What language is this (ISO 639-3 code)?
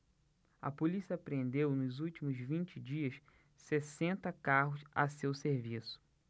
por